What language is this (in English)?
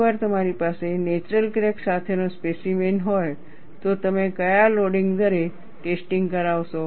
Gujarati